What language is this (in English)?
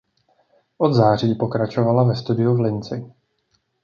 Czech